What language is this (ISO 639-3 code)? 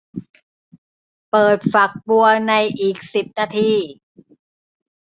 tha